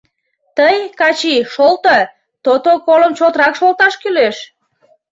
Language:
Mari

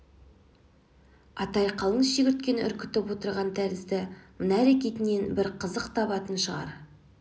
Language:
Kazakh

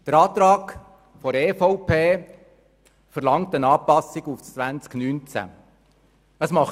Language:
Swiss German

